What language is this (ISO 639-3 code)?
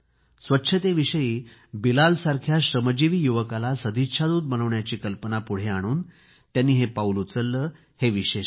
mar